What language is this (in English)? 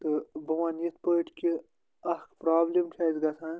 Kashmiri